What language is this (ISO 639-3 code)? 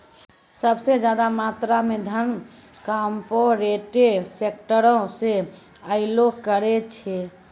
mai